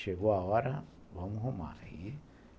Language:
Portuguese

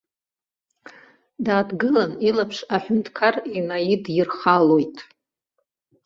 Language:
Abkhazian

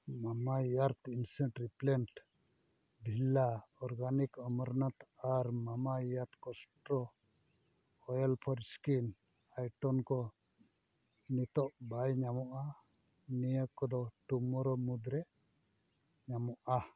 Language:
Santali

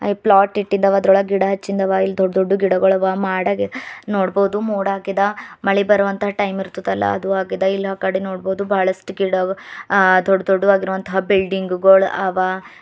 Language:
Kannada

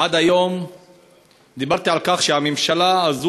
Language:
Hebrew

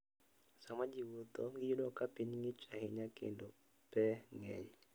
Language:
Luo (Kenya and Tanzania)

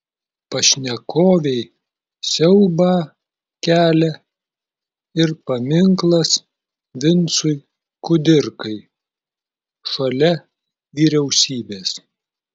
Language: Lithuanian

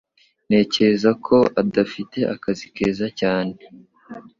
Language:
Kinyarwanda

